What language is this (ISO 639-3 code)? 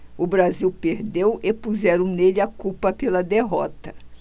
por